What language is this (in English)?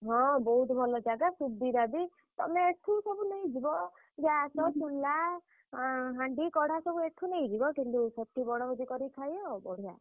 Odia